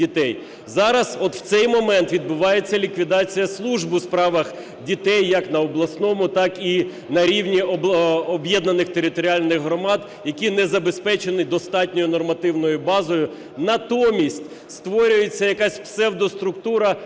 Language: Ukrainian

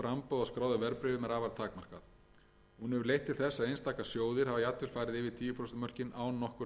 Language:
Icelandic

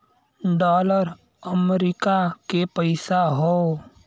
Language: Bhojpuri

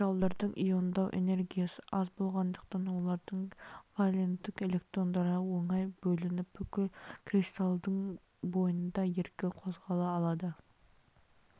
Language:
Kazakh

